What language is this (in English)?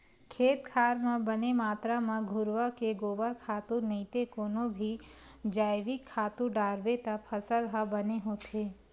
Chhattisgarhi